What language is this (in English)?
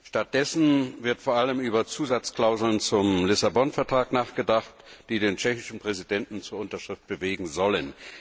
German